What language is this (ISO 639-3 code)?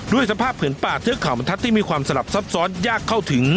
tha